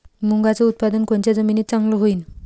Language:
Marathi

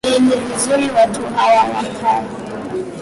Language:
Swahili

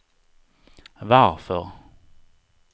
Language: Swedish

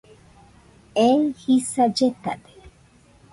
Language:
Nüpode Huitoto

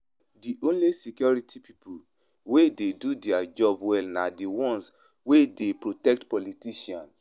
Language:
Nigerian Pidgin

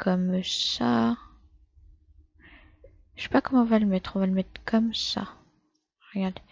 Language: French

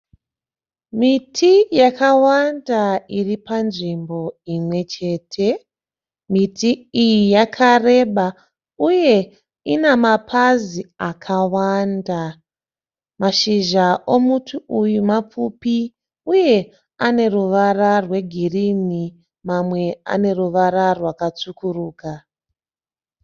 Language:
Shona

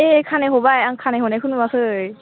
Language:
Bodo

